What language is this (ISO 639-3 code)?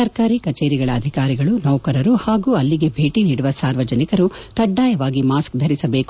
kan